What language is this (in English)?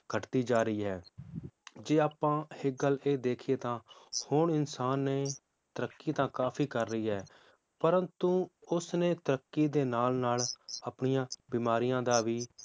Punjabi